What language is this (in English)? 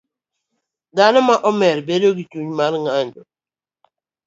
Luo (Kenya and Tanzania)